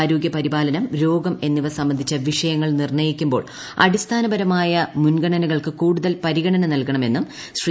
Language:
Malayalam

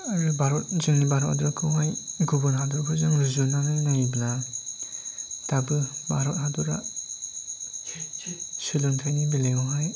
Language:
Bodo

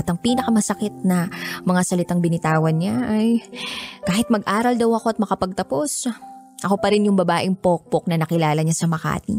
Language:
Filipino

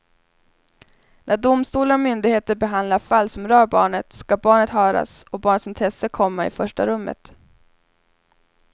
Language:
Swedish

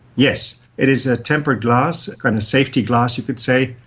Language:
English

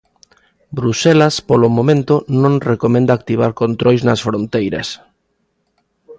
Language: Galician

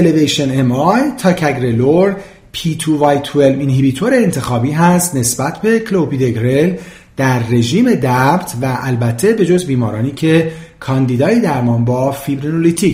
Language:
Persian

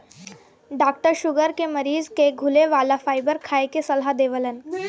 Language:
Bhojpuri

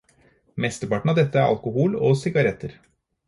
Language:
Norwegian Bokmål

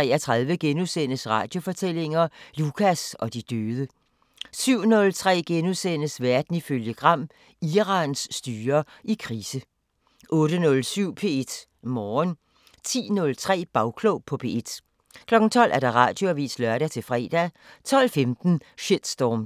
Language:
Danish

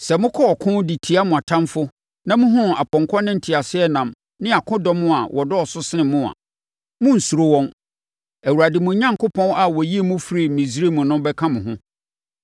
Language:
Akan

